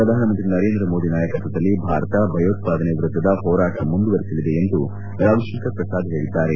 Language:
Kannada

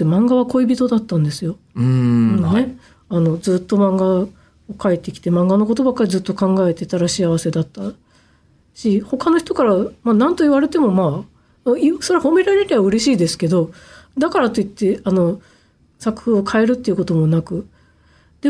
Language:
Japanese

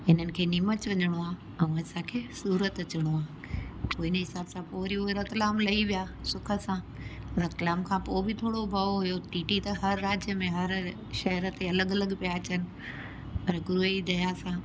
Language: Sindhi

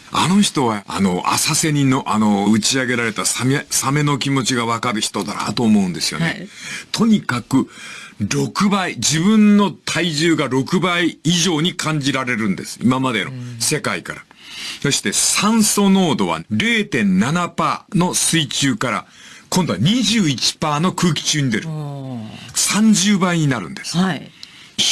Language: Japanese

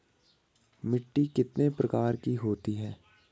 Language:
Hindi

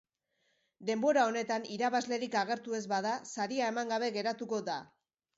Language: Basque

